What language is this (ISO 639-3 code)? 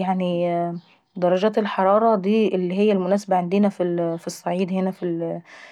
aec